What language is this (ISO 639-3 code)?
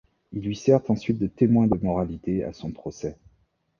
fra